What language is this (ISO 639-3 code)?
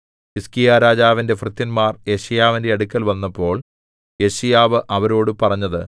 mal